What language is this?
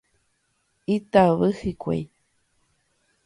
Guarani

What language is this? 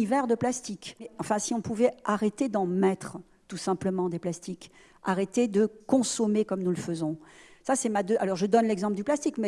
French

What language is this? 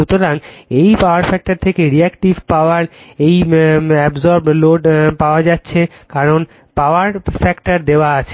Bangla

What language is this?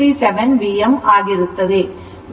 Kannada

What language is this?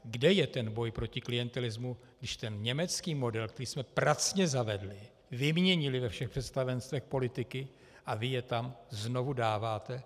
Czech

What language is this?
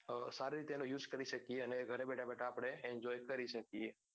Gujarati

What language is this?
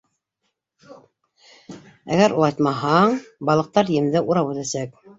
Bashkir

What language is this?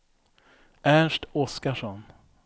Swedish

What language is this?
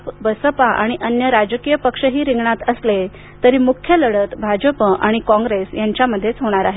Marathi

